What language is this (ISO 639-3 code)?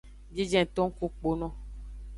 ajg